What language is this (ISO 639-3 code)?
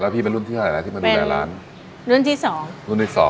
tha